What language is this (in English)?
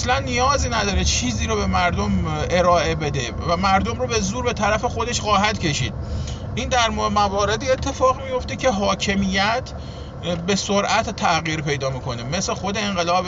Persian